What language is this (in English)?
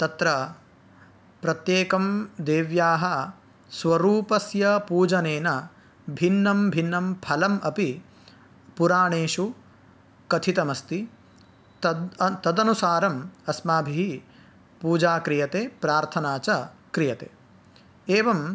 Sanskrit